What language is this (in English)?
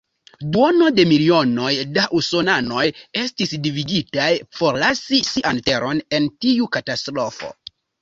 Esperanto